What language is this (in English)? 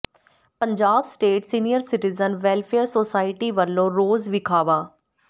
Punjabi